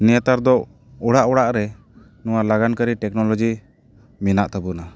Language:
Santali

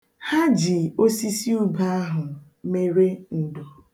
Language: Igbo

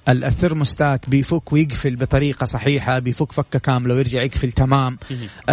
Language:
Arabic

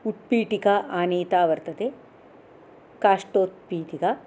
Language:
Sanskrit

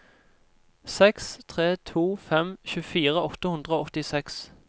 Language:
Norwegian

